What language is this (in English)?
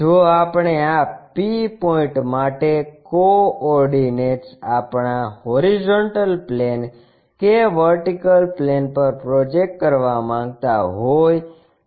Gujarati